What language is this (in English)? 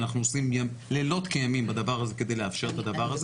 Hebrew